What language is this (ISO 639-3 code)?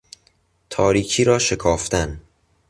fas